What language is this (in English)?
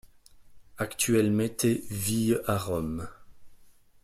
French